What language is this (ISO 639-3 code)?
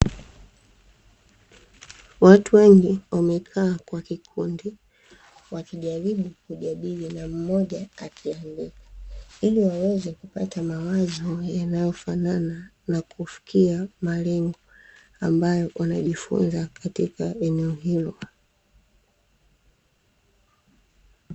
swa